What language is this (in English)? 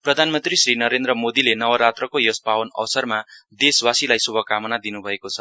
Nepali